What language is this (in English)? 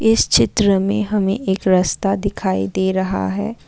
Hindi